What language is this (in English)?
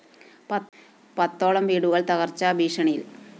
Malayalam